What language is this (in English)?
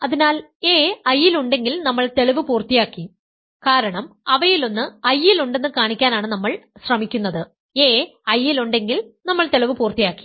Malayalam